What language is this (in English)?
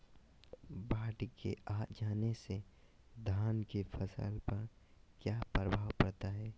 Magahi